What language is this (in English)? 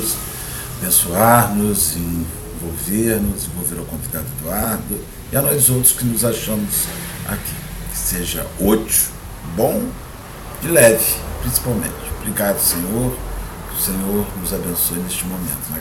Portuguese